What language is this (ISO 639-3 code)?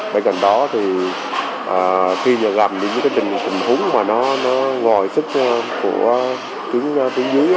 vie